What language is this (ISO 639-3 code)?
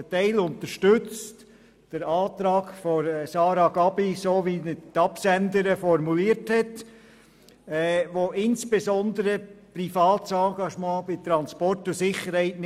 gsw